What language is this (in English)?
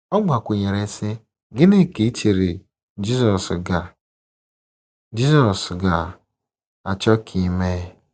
Igbo